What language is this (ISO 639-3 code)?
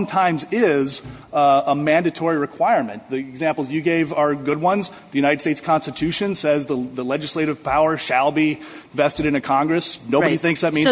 eng